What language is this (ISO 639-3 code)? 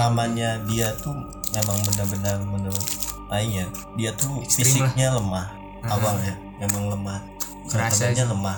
ind